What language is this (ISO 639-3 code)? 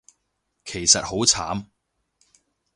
yue